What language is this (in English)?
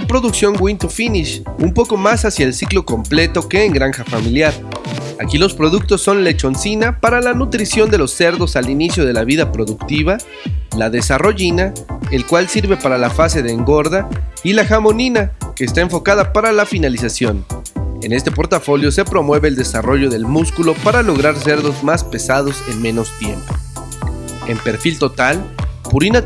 Spanish